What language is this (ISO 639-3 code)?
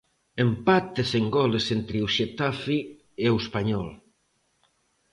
glg